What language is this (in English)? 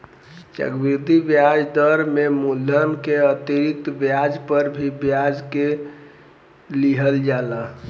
Bhojpuri